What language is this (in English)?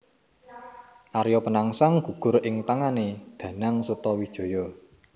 Javanese